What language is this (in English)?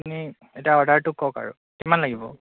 Assamese